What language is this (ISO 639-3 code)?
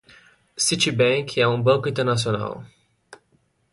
por